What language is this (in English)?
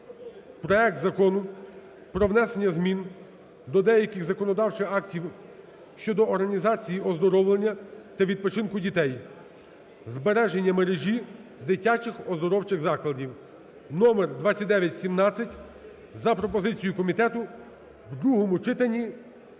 Ukrainian